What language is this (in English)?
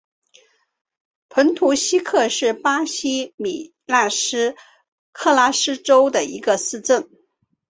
Chinese